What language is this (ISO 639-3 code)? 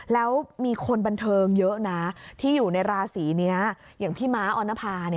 tha